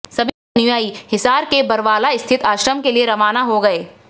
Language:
Hindi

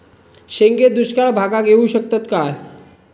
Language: Marathi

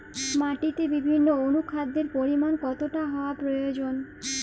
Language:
Bangla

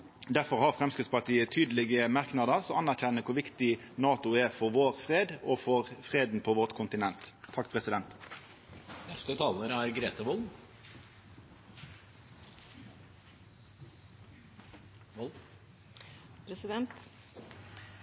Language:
Norwegian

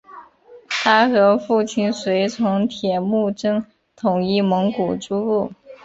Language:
Chinese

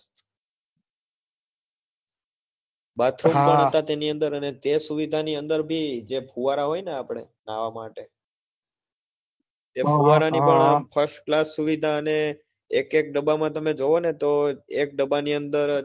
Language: Gujarati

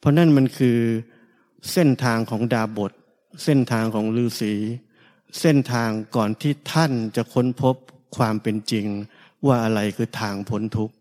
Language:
Thai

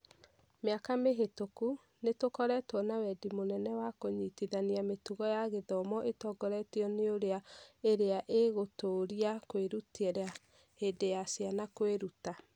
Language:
Kikuyu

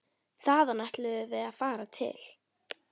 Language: Icelandic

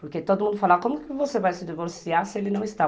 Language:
Portuguese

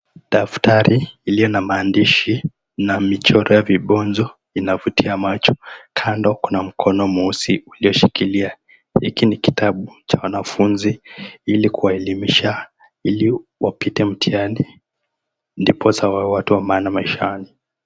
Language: Swahili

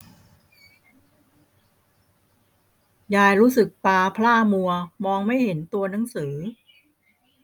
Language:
Thai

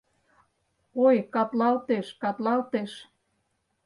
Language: Mari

